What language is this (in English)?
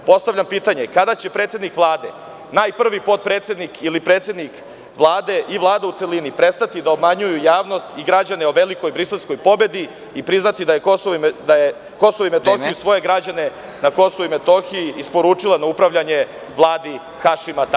Serbian